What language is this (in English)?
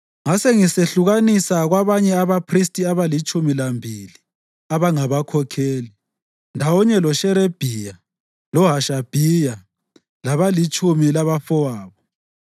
North Ndebele